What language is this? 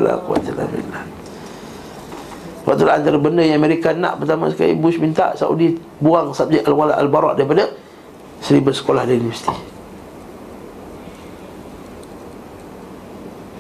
Malay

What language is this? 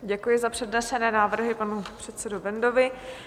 Czech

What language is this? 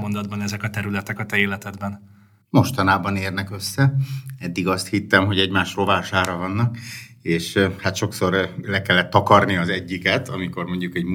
Hungarian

